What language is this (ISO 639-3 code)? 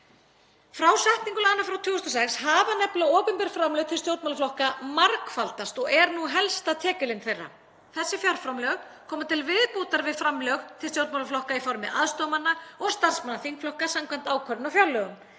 isl